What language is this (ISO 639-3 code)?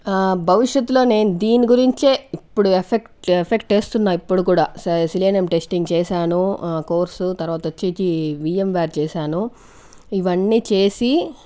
tel